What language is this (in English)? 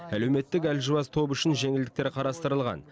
Kazakh